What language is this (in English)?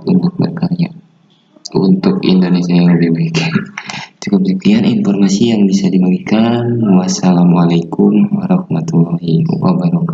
Indonesian